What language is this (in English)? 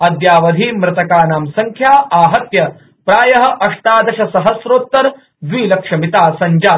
Sanskrit